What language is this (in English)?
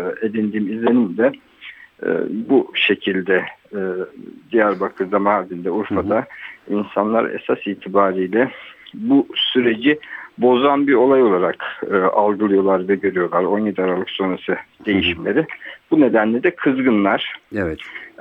Turkish